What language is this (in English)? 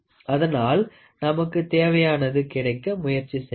Tamil